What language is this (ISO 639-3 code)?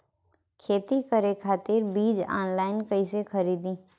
bho